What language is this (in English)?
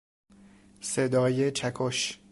Persian